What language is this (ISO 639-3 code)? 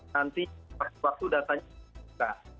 ind